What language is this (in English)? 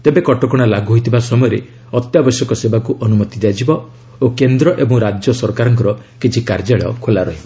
Odia